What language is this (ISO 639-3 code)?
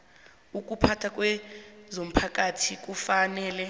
nbl